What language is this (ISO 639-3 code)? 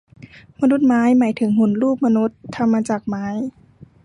tha